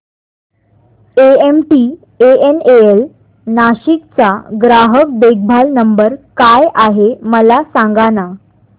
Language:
Marathi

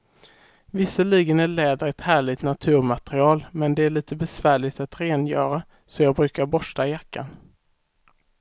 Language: Swedish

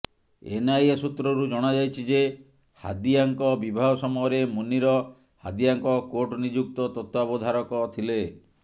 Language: Odia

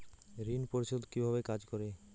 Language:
Bangla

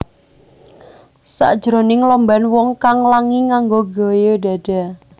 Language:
Javanese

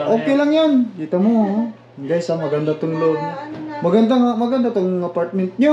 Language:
Filipino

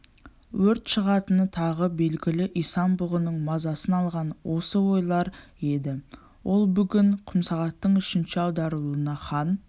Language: Kazakh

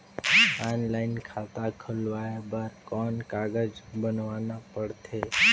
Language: Chhattisgarhi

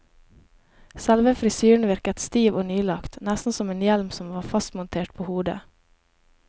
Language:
Norwegian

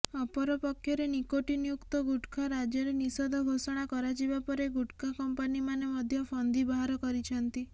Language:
Odia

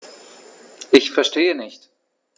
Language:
German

